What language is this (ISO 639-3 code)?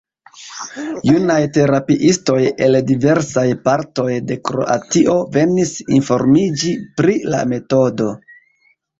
epo